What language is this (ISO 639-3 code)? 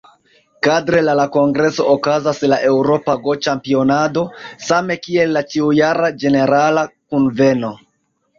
epo